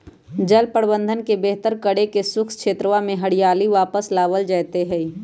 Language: Magahi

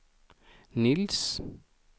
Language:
Swedish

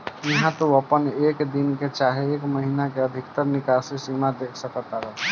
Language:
Bhojpuri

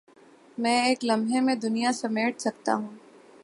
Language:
Urdu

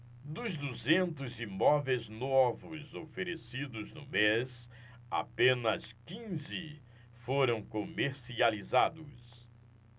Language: Portuguese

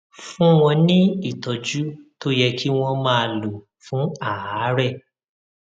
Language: Yoruba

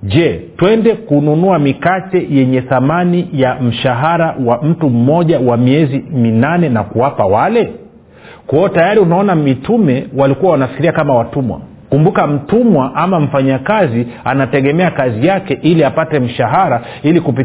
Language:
Swahili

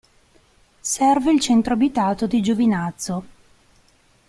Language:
Italian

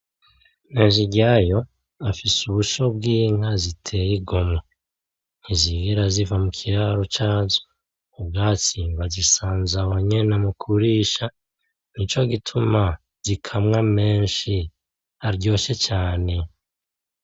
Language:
Rundi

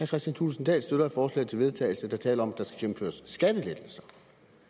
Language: Danish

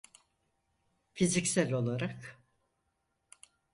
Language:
Turkish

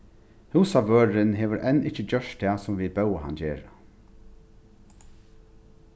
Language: Faroese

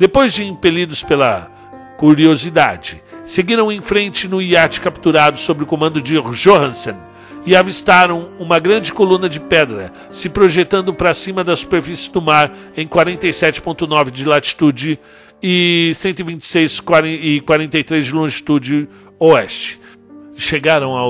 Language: Portuguese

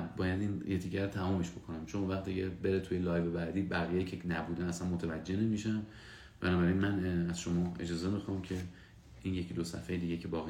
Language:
Persian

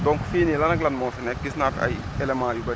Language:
Wolof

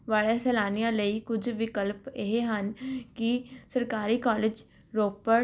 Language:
Punjabi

